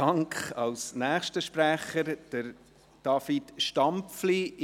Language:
Swiss German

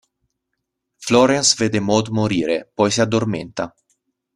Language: Italian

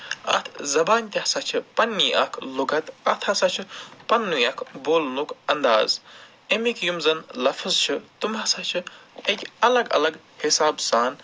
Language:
Kashmiri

